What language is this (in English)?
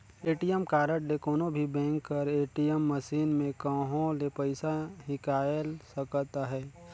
Chhattisgarhi